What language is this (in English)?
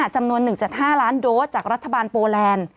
Thai